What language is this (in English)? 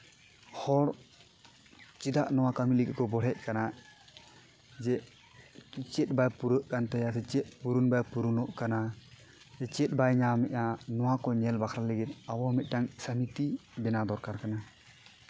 Santali